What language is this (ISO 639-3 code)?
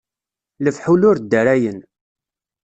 kab